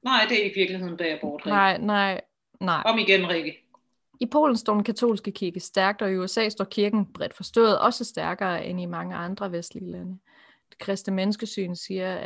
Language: Danish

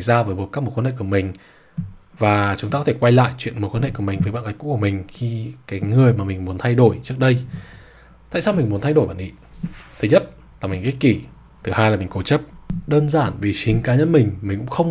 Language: Vietnamese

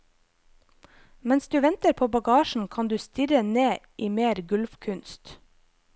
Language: Norwegian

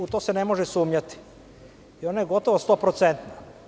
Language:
Serbian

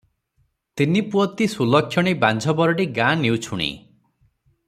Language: Odia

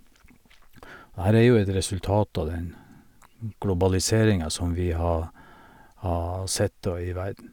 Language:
Norwegian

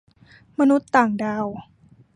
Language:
Thai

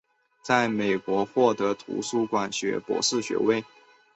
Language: Chinese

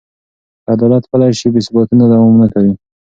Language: Pashto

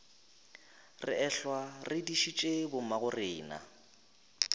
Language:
Northern Sotho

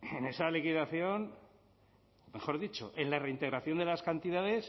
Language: Spanish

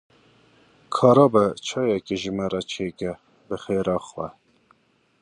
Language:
Kurdish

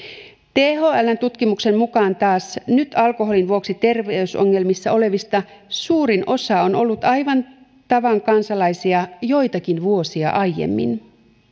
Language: Finnish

